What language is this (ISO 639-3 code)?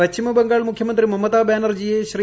mal